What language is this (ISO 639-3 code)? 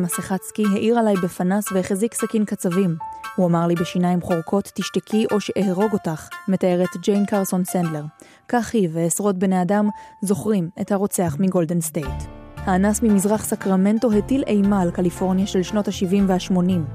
heb